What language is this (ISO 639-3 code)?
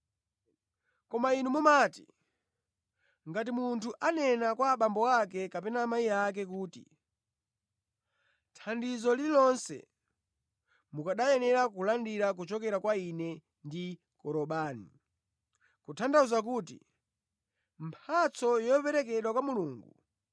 nya